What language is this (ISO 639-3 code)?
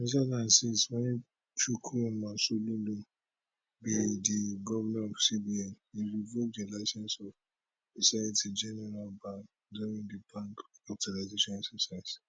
pcm